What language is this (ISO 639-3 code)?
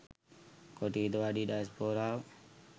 sin